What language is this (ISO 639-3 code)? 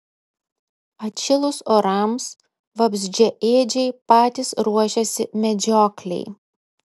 lit